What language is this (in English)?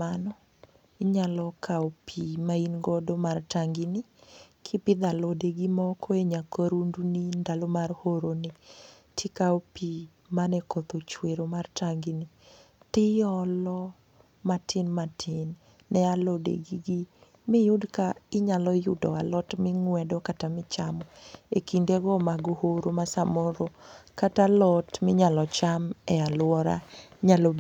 Luo (Kenya and Tanzania)